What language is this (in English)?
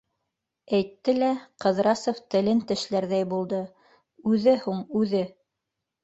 Bashkir